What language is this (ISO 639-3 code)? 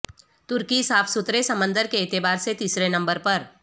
urd